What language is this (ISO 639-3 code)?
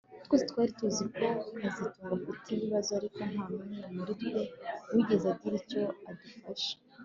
kin